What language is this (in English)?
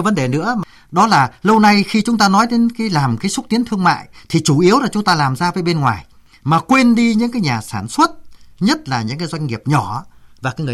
Vietnamese